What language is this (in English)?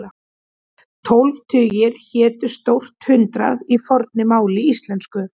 Icelandic